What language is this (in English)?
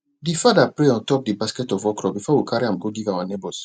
Nigerian Pidgin